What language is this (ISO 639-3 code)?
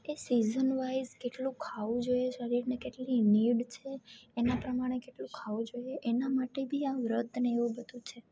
guj